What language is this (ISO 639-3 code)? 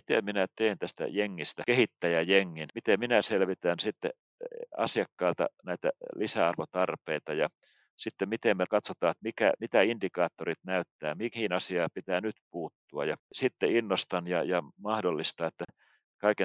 fin